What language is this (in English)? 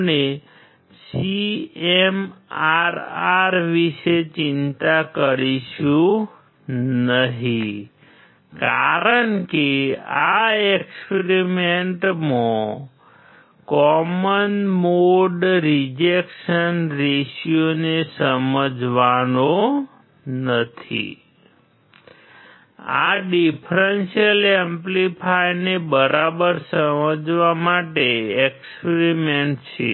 Gujarati